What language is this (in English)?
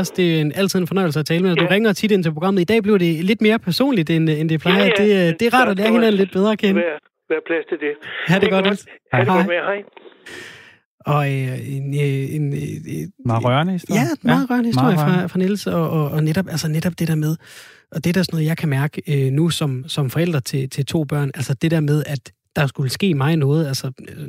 Danish